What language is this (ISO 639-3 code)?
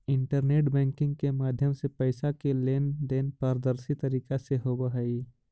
mag